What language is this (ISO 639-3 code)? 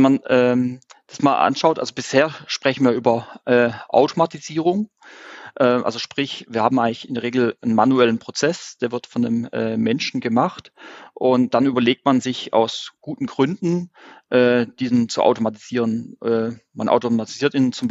deu